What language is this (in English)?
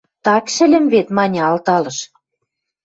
Western Mari